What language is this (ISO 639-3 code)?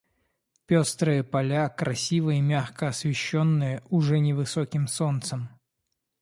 rus